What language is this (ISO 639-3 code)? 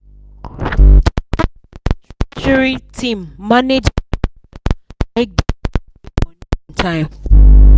pcm